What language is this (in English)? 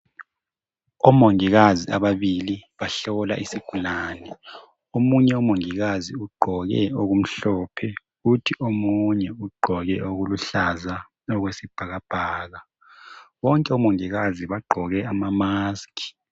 North Ndebele